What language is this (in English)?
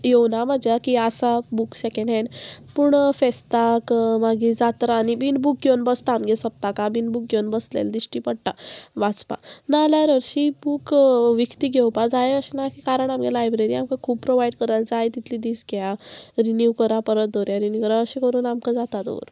Konkani